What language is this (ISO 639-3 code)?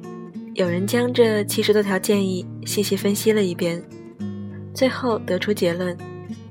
zho